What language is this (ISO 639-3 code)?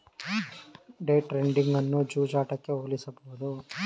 kan